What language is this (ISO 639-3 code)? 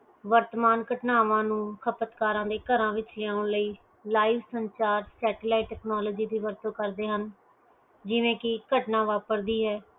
pan